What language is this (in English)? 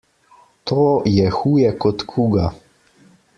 Slovenian